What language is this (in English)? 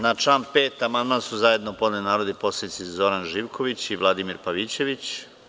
Serbian